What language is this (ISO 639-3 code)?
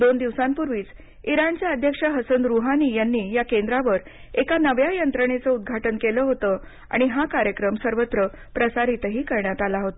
mar